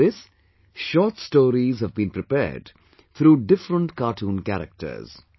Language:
English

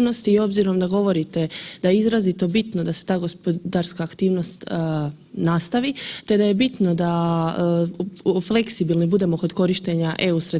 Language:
Croatian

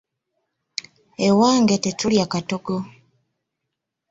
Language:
Ganda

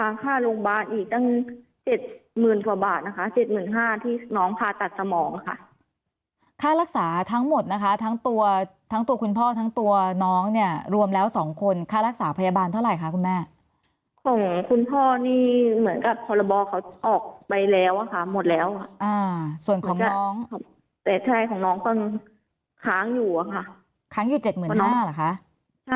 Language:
Thai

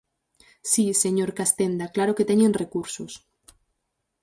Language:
Galician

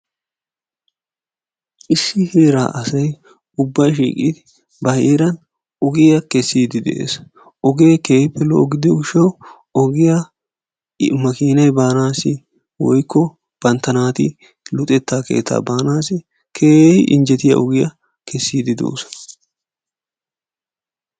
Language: Wolaytta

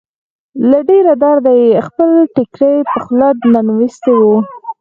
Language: Pashto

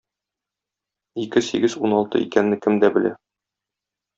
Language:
Tatar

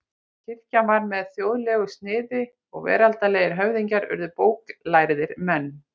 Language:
Icelandic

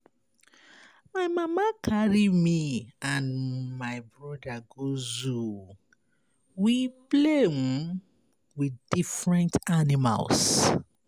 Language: Nigerian Pidgin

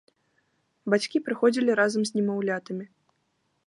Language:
Belarusian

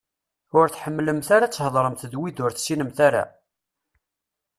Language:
Kabyle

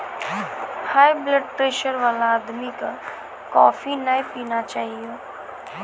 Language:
Maithili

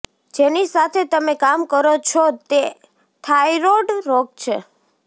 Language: Gujarati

